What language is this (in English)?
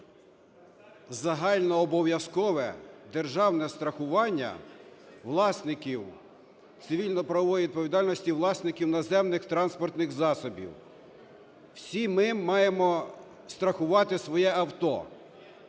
Ukrainian